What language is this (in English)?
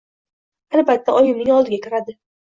Uzbek